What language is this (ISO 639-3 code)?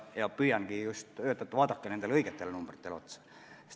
est